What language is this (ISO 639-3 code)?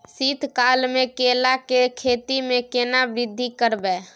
mai